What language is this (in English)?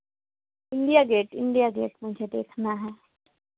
Hindi